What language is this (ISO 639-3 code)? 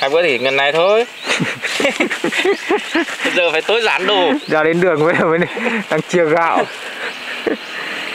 vie